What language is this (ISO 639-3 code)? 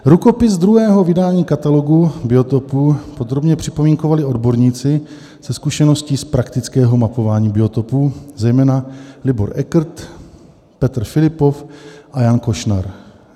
ces